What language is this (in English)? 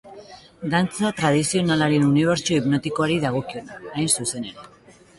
Basque